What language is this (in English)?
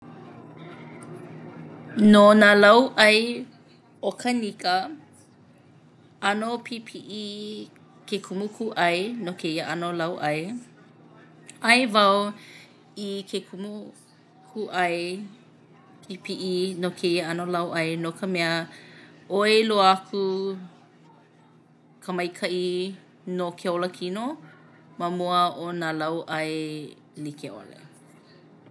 Hawaiian